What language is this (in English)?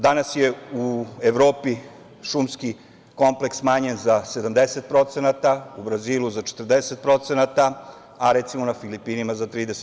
Serbian